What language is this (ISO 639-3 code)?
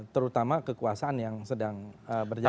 ind